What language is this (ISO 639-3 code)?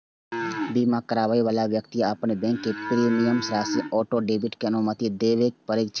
mai